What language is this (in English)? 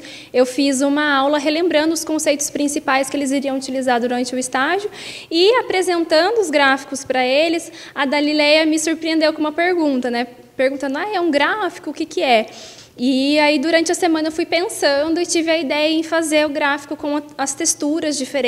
Portuguese